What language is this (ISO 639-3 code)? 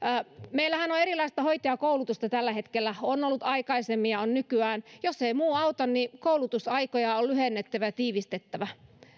fin